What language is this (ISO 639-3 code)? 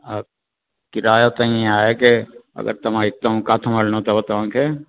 snd